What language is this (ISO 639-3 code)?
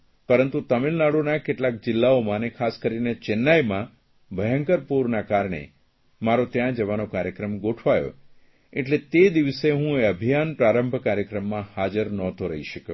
guj